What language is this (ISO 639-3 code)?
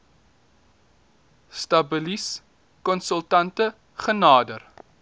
afr